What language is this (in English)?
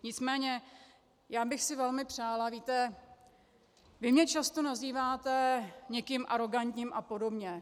Czech